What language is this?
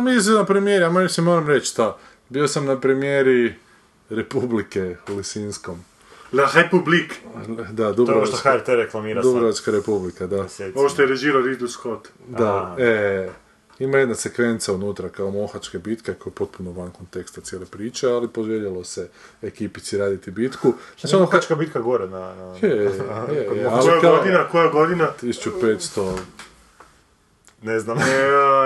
Croatian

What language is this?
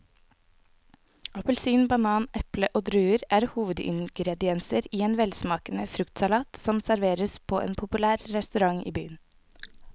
Norwegian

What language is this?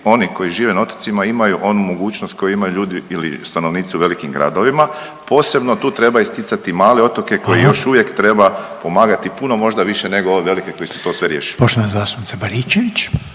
Croatian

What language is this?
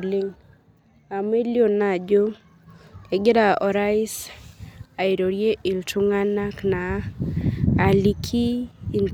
Masai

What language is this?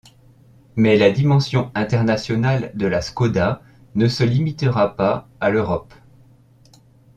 French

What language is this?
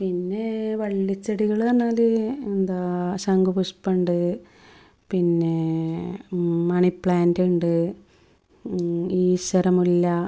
Malayalam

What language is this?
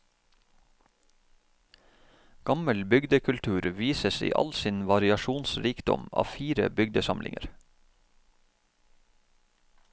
Norwegian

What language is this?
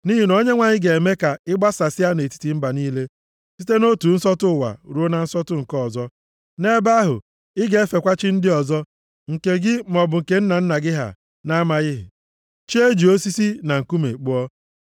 Igbo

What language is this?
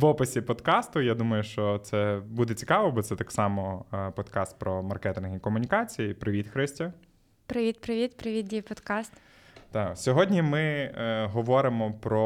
Ukrainian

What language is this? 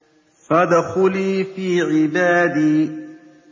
Arabic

